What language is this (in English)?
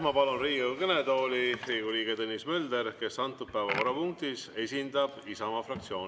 Estonian